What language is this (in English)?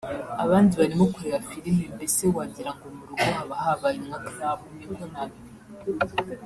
Kinyarwanda